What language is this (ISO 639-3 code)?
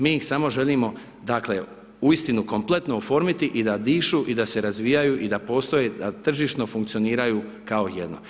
hrv